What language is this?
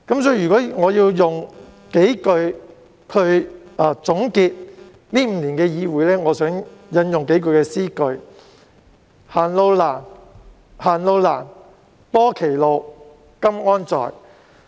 Cantonese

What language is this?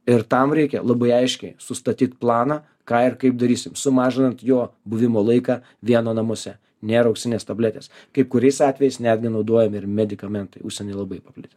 Lithuanian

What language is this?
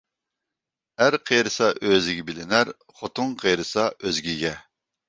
Uyghur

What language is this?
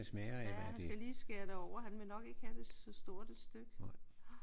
Danish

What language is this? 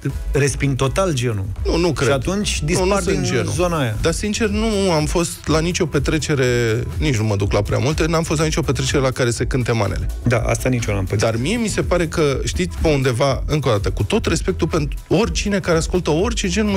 Romanian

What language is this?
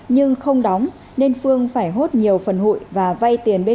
Vietnamese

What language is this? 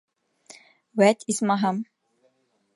Bashkir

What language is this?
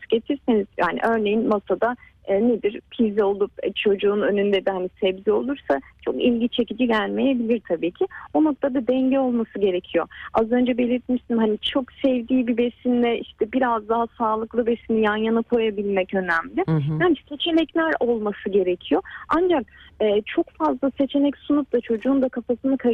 Turkish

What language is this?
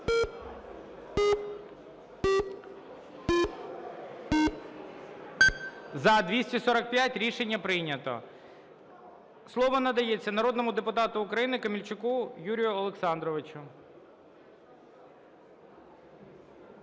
Ukrainian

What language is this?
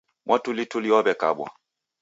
Taita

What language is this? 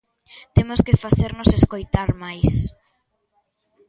Galician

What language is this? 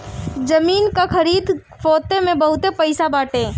Bhojpuri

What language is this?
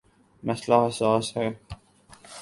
Urdu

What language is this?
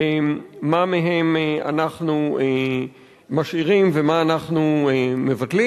Hebrew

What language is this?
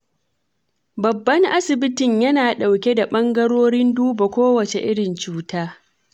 Hausa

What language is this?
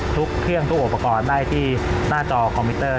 Thai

